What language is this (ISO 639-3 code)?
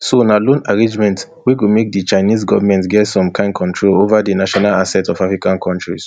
pcm